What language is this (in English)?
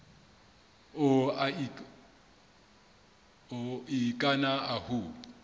Southern Sotho